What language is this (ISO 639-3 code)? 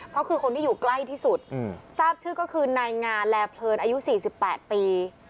tha